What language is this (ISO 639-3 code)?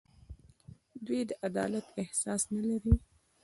pus